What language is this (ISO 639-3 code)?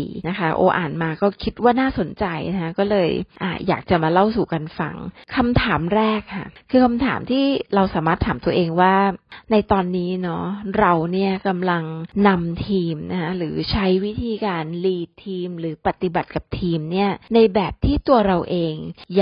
tha